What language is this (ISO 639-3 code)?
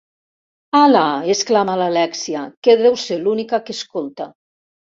cat